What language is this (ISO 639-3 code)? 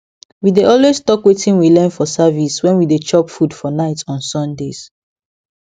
pcm